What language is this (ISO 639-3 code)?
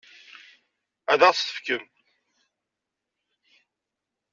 kab